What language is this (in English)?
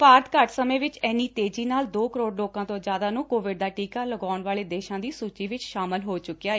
Punjabi